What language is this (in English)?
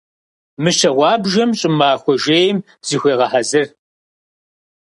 Kabardian